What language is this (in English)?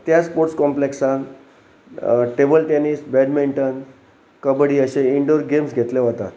Konkani